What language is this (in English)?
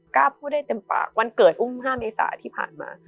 Thai